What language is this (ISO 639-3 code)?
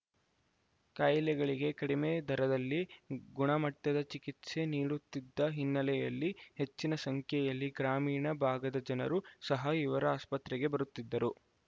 kan